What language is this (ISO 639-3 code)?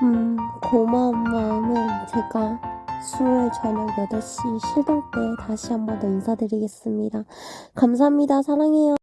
kor